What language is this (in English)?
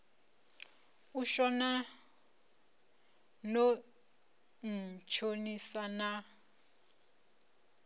Venda